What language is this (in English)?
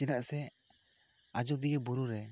Santali